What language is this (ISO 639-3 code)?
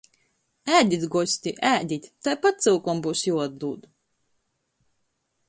ltg